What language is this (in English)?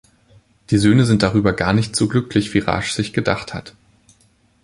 German